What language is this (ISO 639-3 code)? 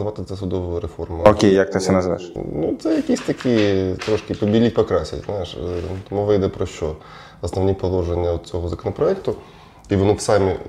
ukr